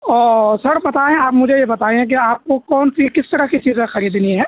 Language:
Urdu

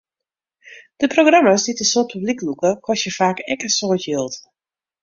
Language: Western Frisian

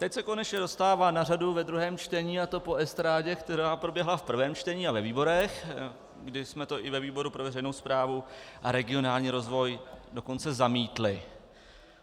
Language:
Czech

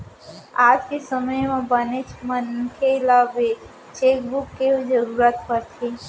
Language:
Chhattisgarhi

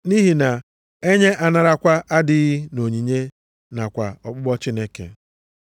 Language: Igbo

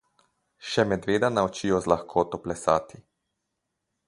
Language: Slovenian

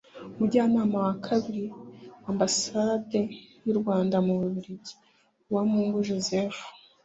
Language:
Kinyarwanda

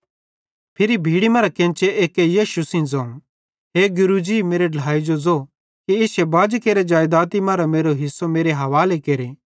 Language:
Bhadrawahi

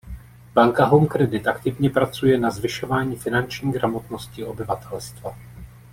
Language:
Czech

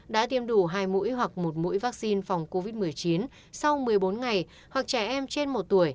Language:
Vietnamese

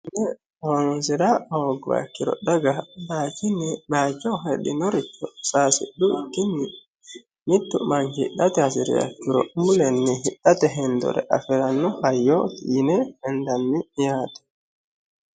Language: Sidamo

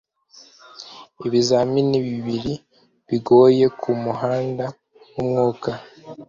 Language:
Kinyarwanda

